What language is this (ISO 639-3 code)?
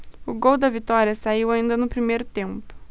por